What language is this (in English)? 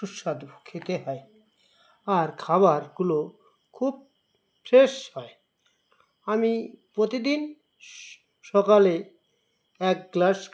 Bangla